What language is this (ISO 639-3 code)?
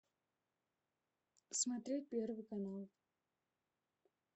rus